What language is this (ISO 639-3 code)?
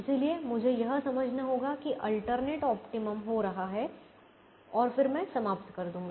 hin